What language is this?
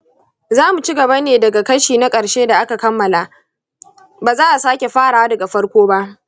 Hausa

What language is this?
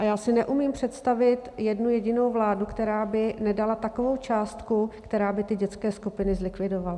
Czech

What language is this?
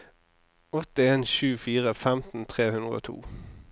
Norwegian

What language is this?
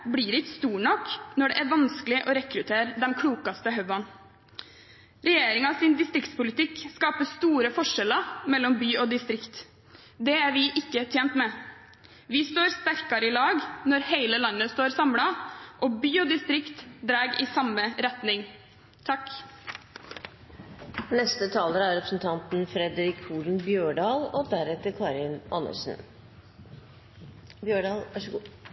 Norwegian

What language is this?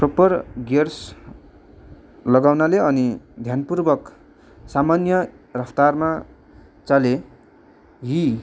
Nepali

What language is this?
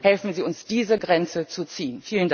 German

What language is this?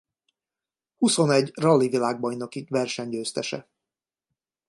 Hungarian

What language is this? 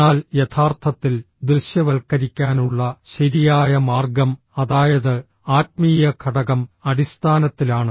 Malayalam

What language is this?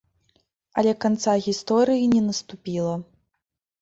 Belarusian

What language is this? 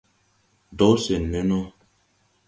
Tupuri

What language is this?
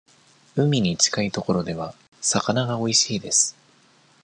Japanese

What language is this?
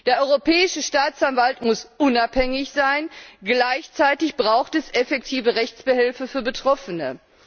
German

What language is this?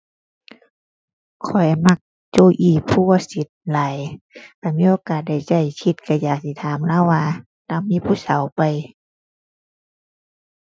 Thai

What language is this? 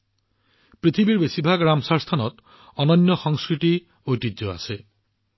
Assamese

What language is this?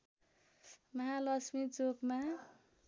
Nepali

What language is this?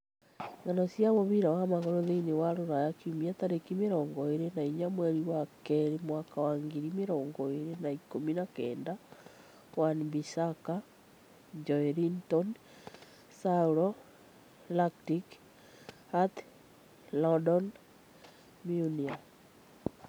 Kikuyu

